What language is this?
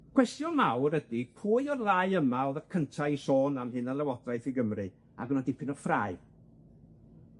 Welsh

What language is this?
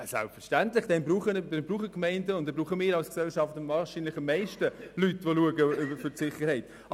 Swiss German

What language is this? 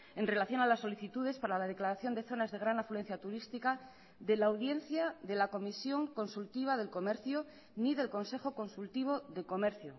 Spanish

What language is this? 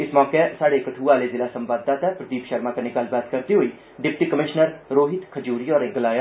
Dogri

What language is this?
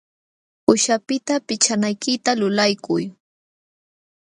Jauja Wanca Quechua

